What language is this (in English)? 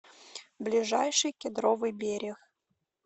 Russian